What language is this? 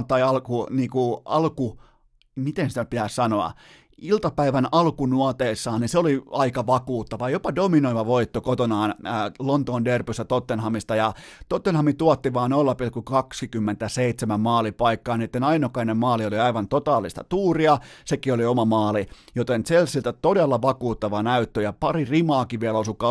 Finnish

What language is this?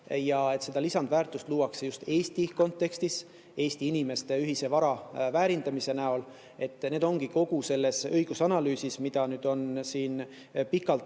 Estonian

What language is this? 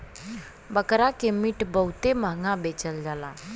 Bhojpuri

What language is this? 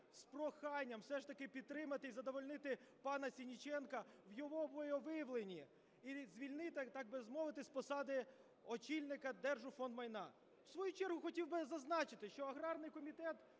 Ukrainian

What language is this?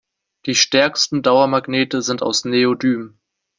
German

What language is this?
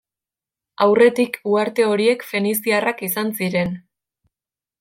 Basque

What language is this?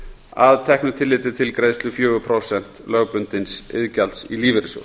Icelandic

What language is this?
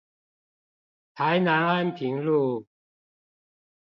Chinese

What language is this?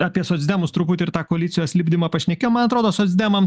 Lithuanian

